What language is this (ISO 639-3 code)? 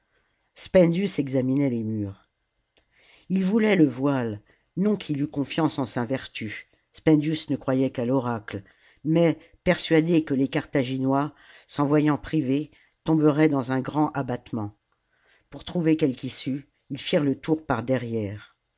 fra